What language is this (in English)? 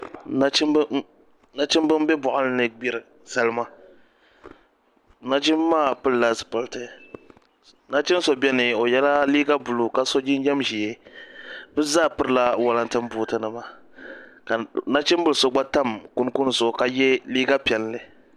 Dagbani